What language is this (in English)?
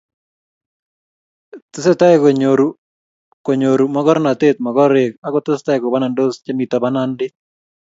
Kalenjin